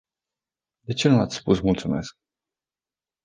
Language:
Romanian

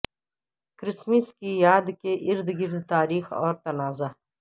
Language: Urdu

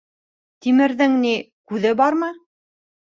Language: Bashkir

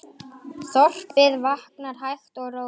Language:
Icelandic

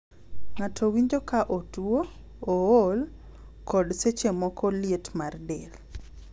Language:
Luo (Kenya and Tanzania)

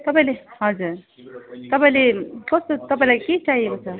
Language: Nepali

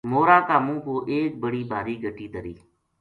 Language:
Gujari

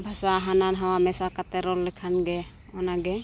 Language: Santali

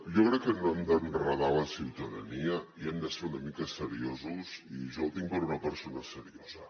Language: Catalan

